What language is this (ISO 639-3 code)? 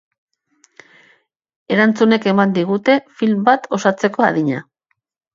eus